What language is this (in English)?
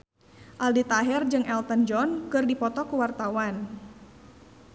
Sundanese